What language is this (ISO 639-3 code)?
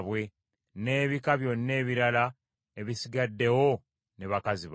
lug